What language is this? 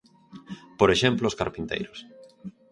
Galician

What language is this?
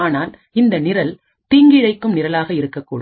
Tamil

